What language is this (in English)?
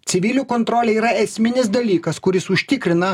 Lithuanian